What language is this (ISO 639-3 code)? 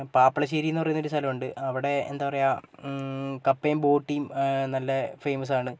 mal